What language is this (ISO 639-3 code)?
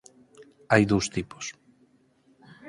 glg